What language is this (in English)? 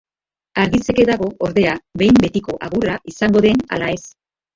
Basque